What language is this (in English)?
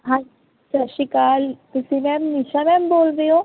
Punjabi